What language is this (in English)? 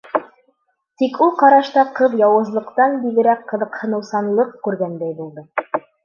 Bashkir